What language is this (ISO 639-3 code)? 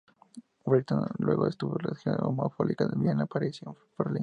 spa